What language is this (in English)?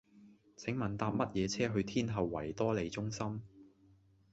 Cantonese